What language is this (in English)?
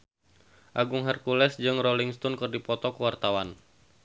Sundanese